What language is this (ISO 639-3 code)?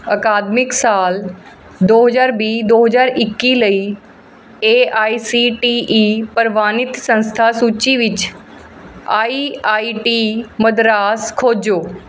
pan